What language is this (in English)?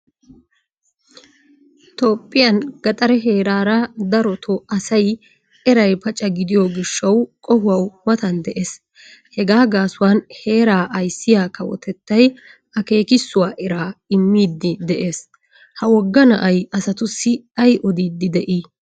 Wolaytta